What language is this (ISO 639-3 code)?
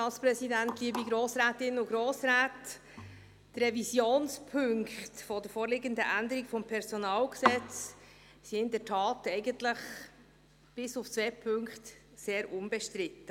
gsw